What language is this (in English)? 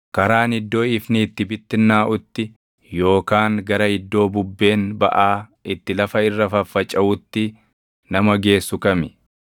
Oromo